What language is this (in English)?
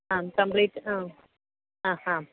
Malayalam